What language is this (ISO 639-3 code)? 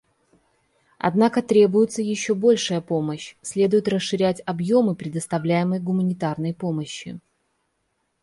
rus